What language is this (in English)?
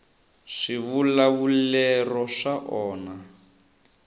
Tsonga